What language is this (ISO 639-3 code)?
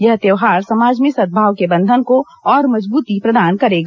hin